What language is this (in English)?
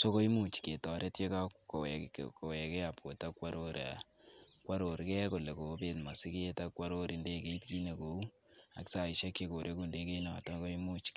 Kalenjin